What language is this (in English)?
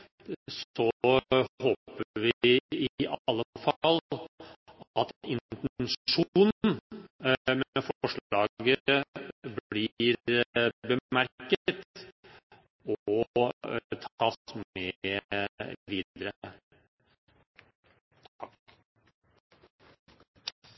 Norwegian Bokmål